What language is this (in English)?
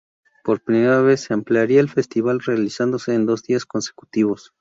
Spanish